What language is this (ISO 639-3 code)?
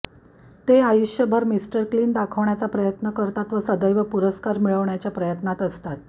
mar